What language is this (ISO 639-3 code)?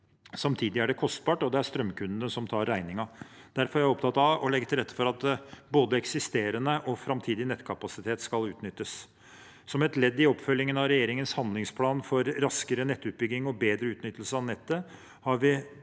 nor